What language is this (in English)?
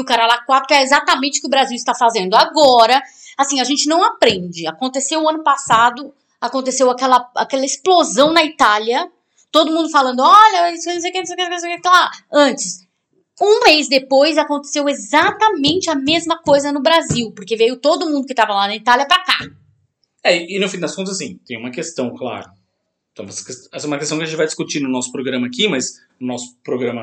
Portuguese